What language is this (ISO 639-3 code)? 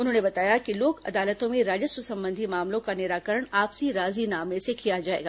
hin